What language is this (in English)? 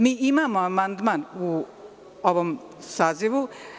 Serbian